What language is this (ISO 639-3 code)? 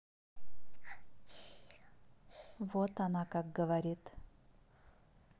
rus